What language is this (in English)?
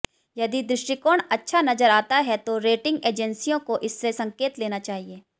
Hindi